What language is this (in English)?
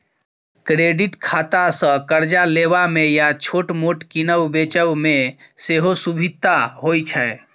Maithili